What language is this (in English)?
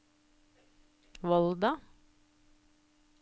Norwegian